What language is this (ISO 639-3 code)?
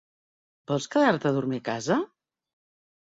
cat